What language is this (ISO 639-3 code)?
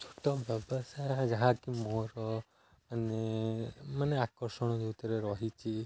ori